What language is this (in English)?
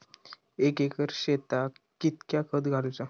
Marathi